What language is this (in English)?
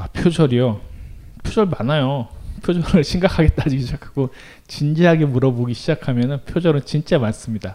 Korean